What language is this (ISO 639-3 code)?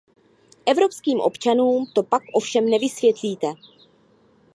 ces